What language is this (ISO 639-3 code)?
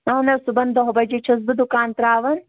kas